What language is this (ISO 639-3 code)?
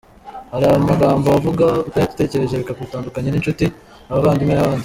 kin